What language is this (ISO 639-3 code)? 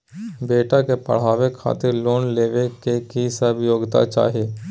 mai